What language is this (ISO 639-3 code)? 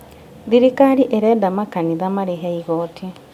kik